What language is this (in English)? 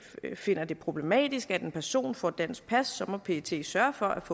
Danish